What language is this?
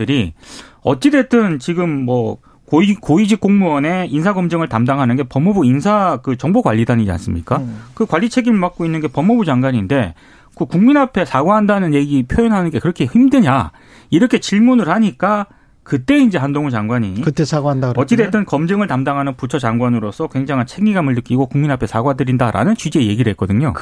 Korean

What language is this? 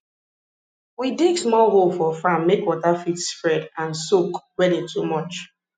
Nigerian Pidgin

